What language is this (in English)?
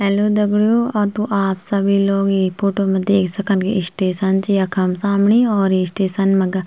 Garhwali